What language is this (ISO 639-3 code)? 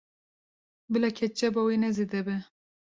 kur